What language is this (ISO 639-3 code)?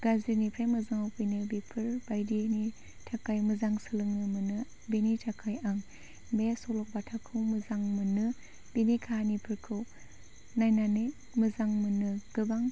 brx